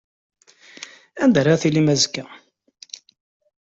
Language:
Kabyle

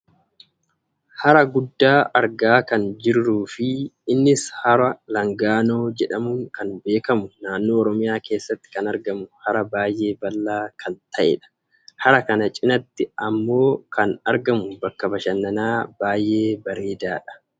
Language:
Oromo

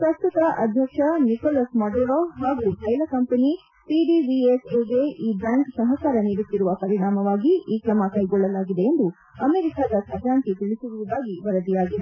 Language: Kannada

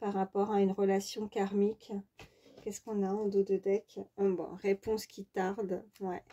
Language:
French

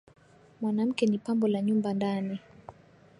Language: Swahili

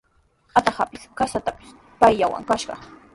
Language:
Sihuas Ancash Quechua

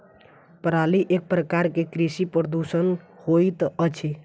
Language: Maithili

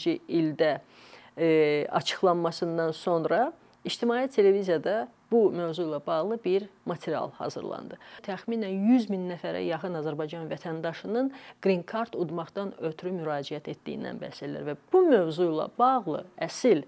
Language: Turkish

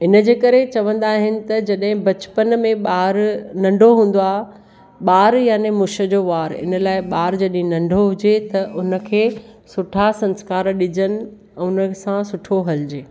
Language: Sindhi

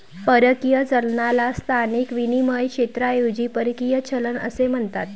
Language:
Marathi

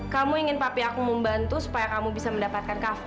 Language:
Indonesian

